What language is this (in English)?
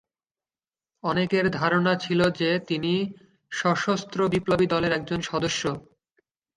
Bangla